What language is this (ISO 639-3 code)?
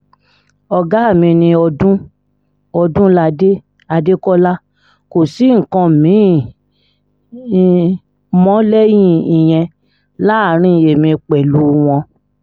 yor